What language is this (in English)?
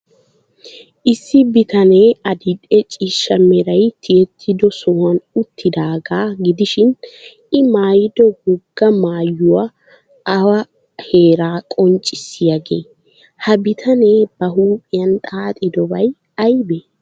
Wolaytta